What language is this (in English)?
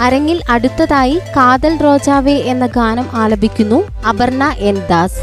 Malayalam